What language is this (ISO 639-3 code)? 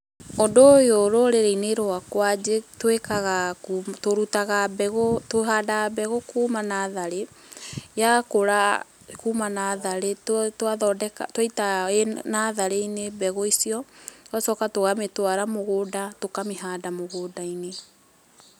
kik